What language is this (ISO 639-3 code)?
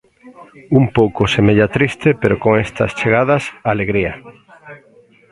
glg